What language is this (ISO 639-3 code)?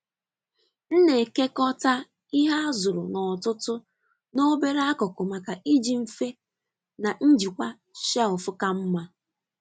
ibo